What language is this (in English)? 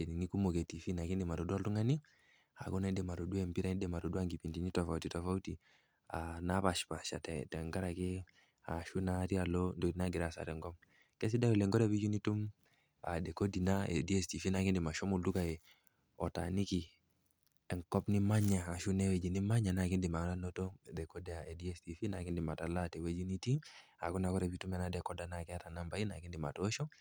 Masai